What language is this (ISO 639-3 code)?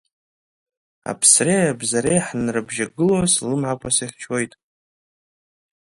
abk